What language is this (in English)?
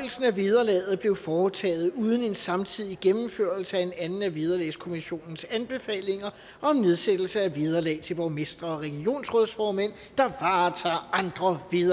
Danish